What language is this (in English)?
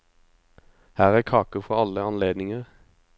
Norwegian